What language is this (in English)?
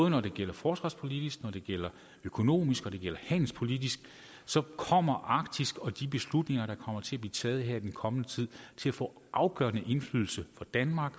Danish